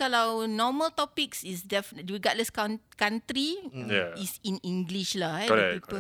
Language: Malay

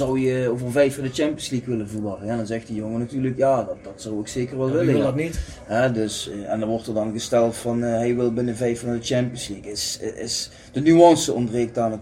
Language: Dutch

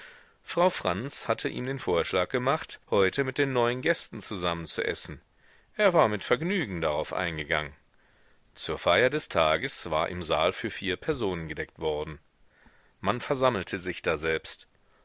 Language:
German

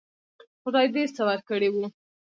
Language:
Pashto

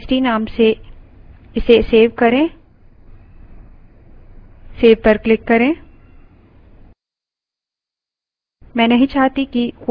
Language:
Hindi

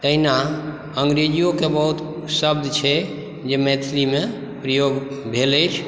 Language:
Maithili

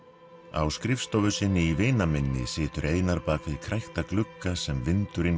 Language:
Icelandic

